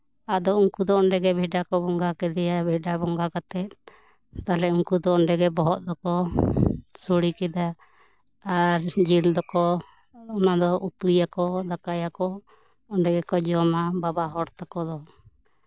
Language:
Santali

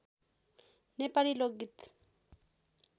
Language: Nepali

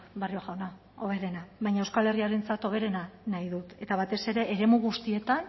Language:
Basque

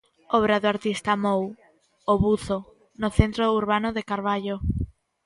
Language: Galician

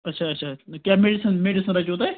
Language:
Kashmiri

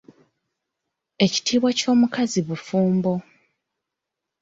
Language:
Ganda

